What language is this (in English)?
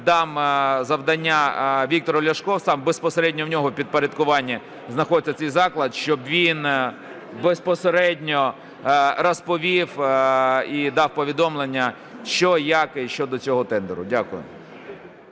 Ukrainian